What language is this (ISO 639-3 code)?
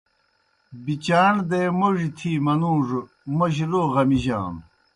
plk